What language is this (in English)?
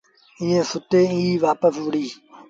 Sindhi Bhil